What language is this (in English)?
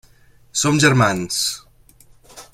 Catalan